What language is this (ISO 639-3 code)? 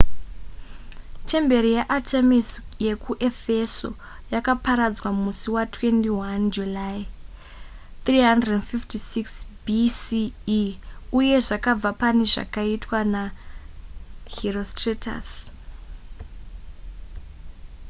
sna